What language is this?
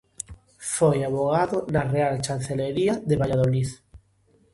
Galician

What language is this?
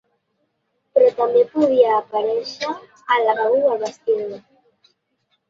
Catalan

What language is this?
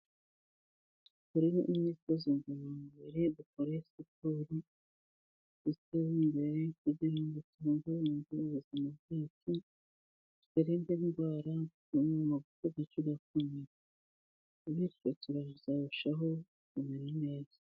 Kinyarwanda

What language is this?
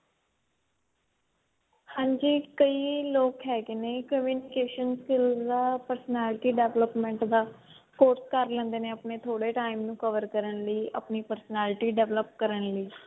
Punjabi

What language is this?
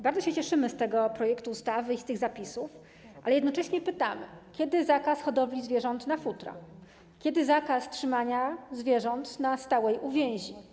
Polish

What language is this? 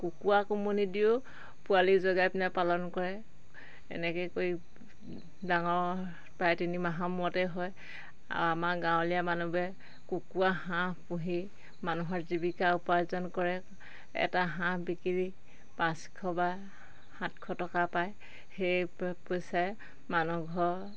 Assamese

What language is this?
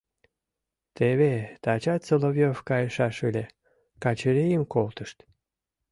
Mari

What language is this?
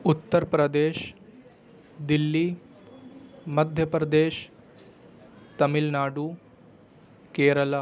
Urdu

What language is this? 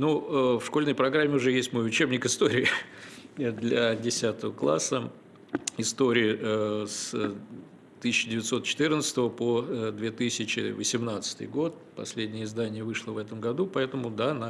Russian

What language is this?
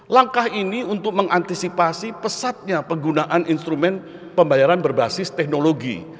Indonesian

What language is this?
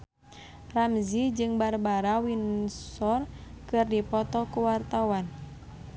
Sundanese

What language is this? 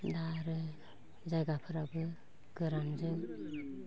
Bodo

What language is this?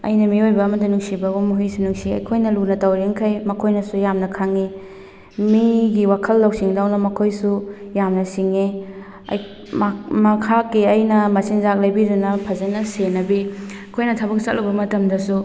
Manipuri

